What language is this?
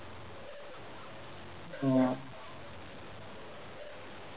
Malayalam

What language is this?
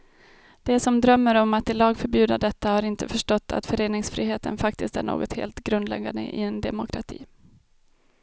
Swedish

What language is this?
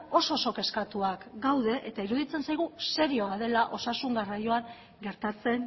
Basque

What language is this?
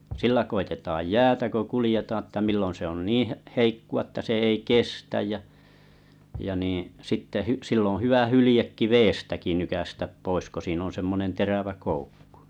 Finnish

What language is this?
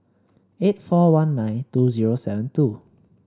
English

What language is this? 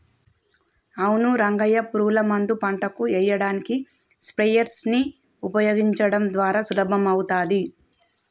Telugu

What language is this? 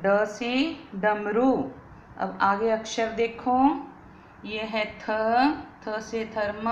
Hindi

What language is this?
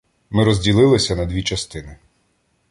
Ukrainian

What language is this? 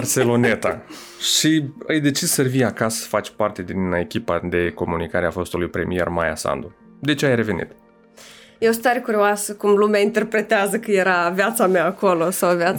Romanian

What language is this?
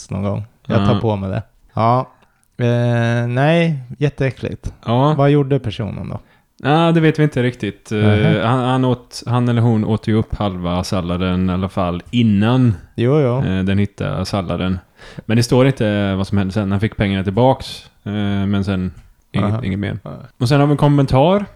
Swedish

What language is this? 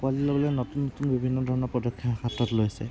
Assamese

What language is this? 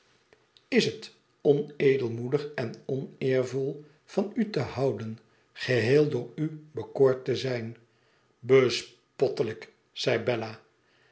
Dutch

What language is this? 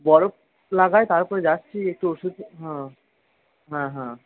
Bangla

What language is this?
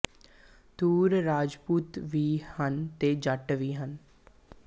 Punjabi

